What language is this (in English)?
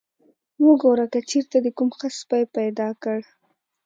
Pashto